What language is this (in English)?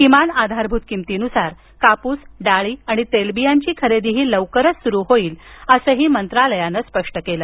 Marathi